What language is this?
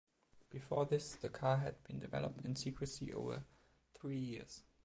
English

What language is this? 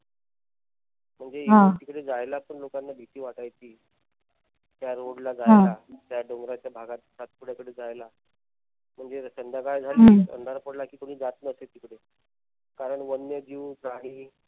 Marathi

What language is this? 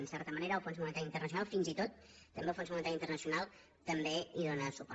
Catalan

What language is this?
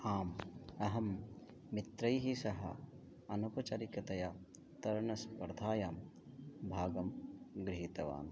Sanskrit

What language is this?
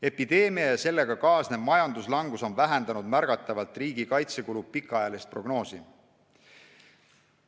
Estonian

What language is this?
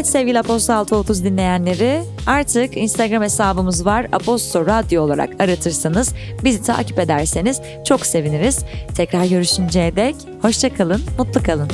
Turkish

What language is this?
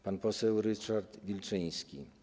Polish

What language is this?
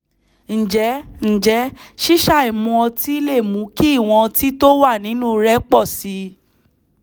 Yoruba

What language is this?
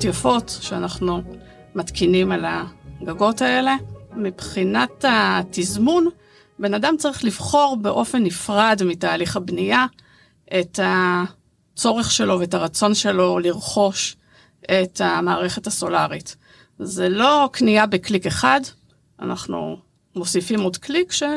Hebrew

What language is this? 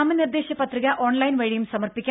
Malayalam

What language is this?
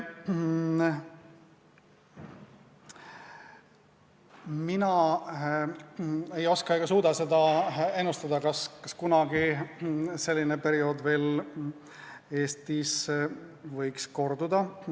Estonian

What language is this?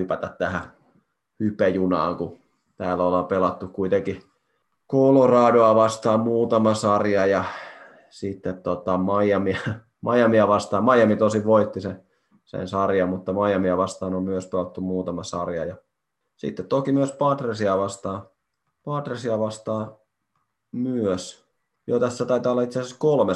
Finnish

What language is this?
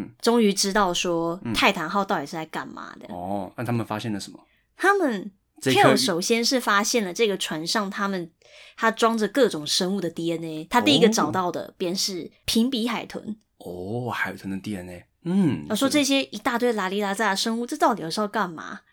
Chinese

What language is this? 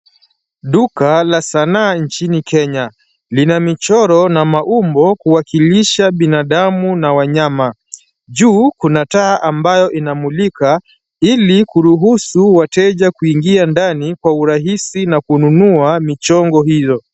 Swahili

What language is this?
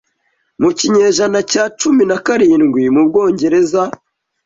Kinyarwanda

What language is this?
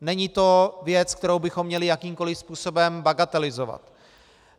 Czech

